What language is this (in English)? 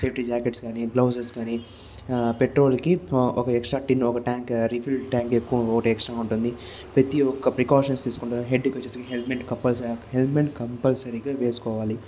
Telugu